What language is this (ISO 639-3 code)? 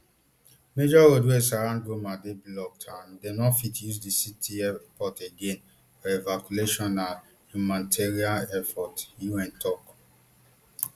pcm